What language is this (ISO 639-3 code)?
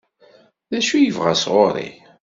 kab